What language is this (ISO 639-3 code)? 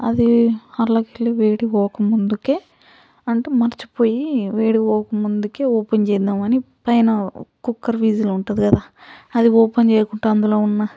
tel